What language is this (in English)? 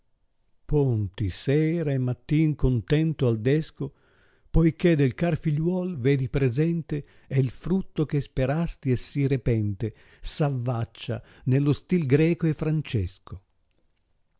Italian